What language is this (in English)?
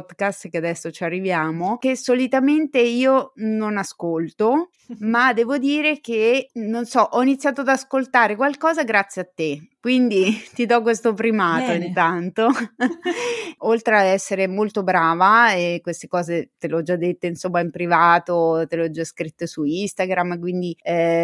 Italian